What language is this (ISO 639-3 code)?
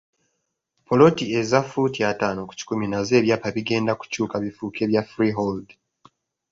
lug